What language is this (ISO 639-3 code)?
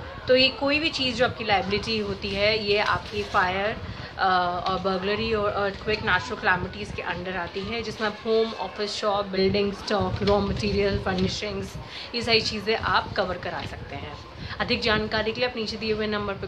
hin